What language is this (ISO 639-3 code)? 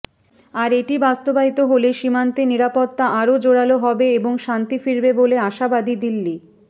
ben